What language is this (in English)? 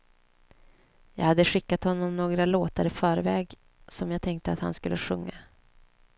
Swedish